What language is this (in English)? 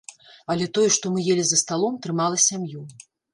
Belarusian